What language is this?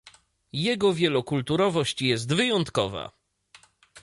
Polish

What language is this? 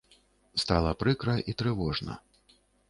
Belarusian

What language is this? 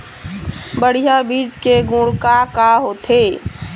Chhattisgarhi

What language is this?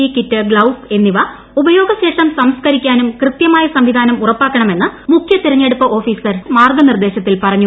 Malayalam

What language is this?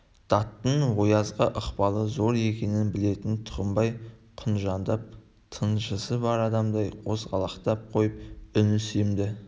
Kazakh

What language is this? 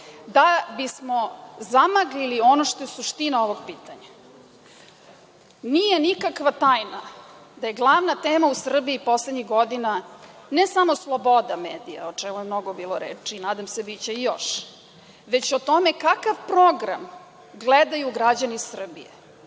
Serbian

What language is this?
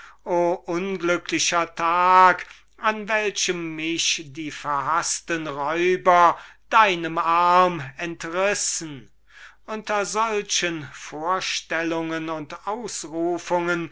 German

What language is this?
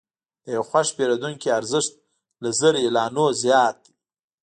Pashto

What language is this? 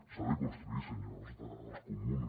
Catalan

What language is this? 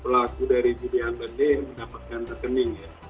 Indonesian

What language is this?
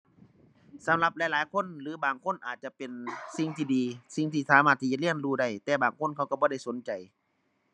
Thai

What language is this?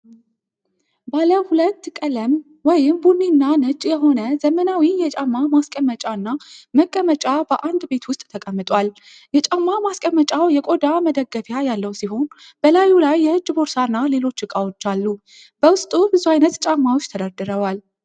Amharic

